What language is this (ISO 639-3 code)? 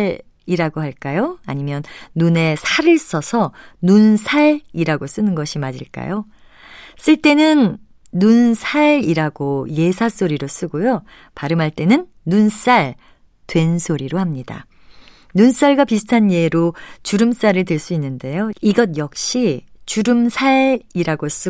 kor